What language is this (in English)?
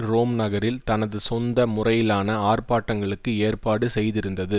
Tamil